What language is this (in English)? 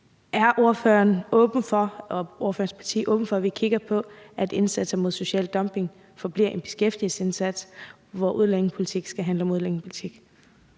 Danish